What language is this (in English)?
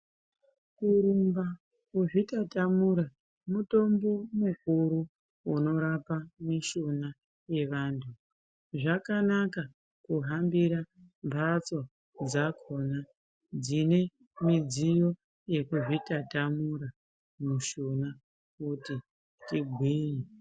Ndau